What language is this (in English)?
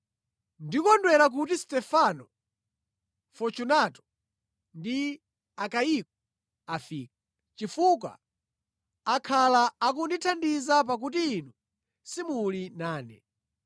Nyanja